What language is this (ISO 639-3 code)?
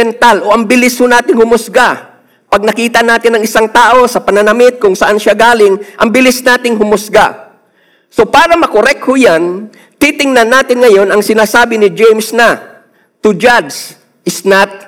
fil